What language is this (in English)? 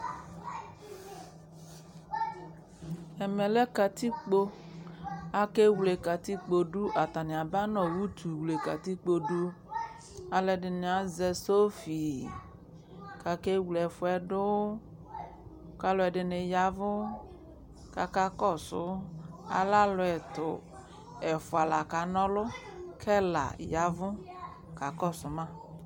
Ikposo